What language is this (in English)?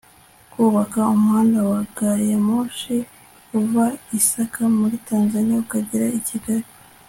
Kinyarwanda